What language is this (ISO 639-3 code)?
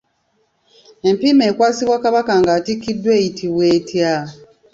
lug